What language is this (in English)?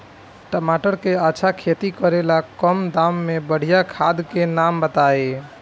Bhojpuri